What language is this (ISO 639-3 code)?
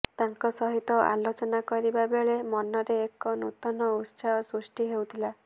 ori